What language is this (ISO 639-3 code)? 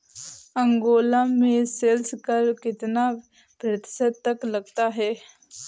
hin